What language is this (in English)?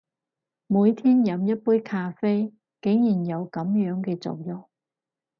Cantonese